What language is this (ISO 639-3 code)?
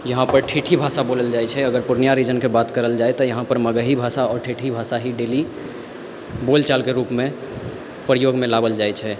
mai